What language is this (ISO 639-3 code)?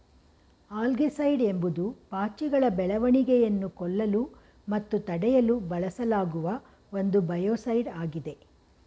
kan